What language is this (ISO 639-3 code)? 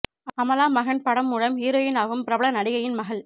tam